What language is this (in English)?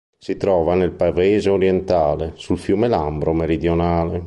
Italian